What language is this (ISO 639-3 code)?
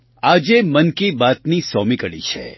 guj